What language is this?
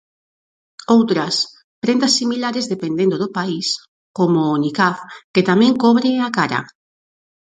Galician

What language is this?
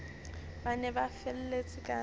Southern Sotho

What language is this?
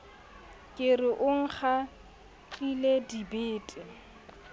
Southern Sotho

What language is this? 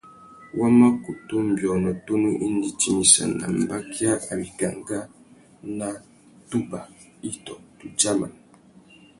Tuki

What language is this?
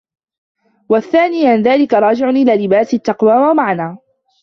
Arabic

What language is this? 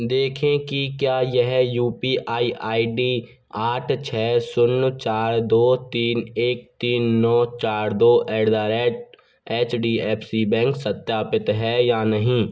Hindi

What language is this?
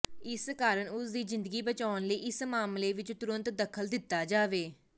Punjabi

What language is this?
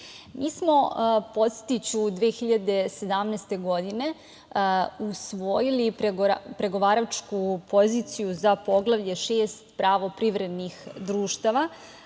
Serbian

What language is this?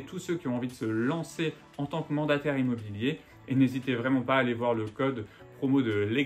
French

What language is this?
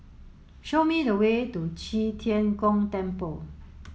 English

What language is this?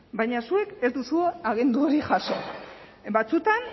Basque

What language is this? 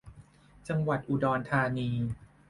Thai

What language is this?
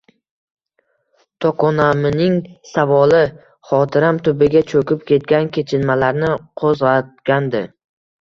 Uzbek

